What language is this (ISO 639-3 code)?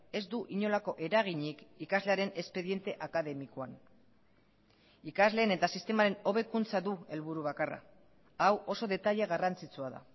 eus